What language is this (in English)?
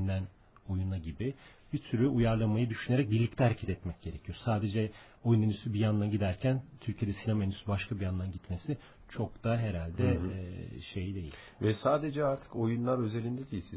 Turkish